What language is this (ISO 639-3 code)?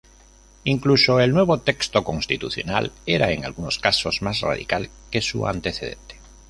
spa